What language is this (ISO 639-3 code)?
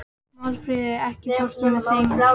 isl